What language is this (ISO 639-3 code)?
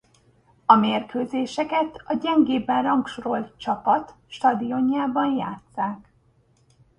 hun